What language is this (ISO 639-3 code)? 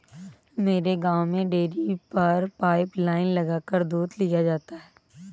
hin